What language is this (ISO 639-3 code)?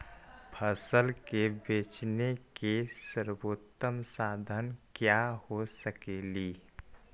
mag